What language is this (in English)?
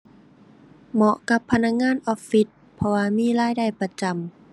Thai